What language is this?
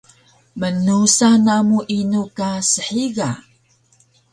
Taroko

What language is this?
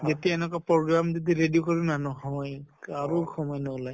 Assamese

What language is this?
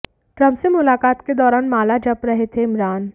Hindi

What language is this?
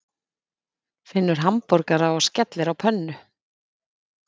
Icelandic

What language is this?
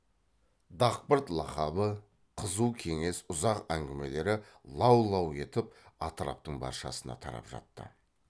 Kazakh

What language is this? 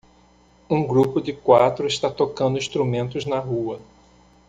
Portuguese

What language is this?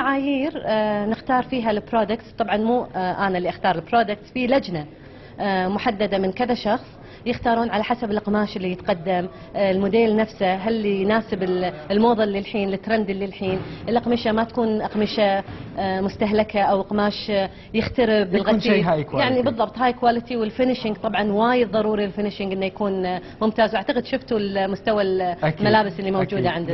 Arabic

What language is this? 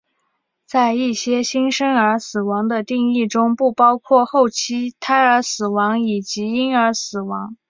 Chinese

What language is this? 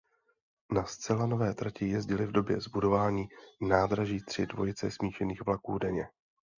Czech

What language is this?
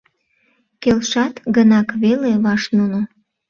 Mari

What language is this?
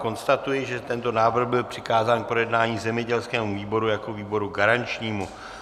Czech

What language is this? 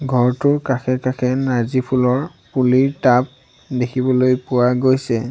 Assamese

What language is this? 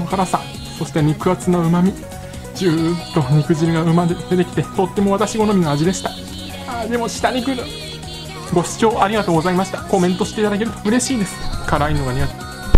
Japanese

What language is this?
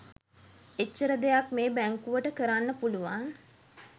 Sinhala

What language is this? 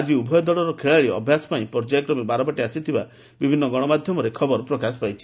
Odia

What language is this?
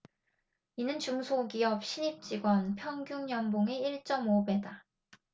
Korean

